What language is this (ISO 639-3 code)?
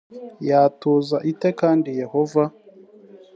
kin